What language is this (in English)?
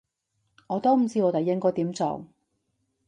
Cantonese